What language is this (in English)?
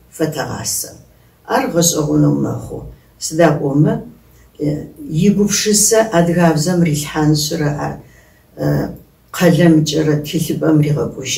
French